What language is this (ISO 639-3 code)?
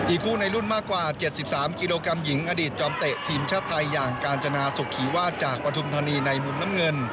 tha